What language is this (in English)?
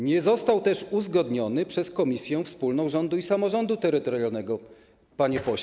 Polish